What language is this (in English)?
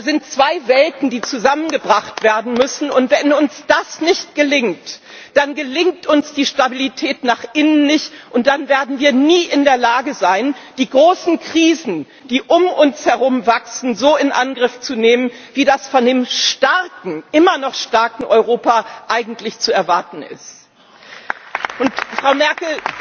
German